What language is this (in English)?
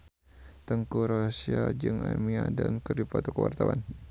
Sundanese